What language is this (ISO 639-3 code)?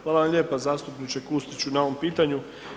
hrv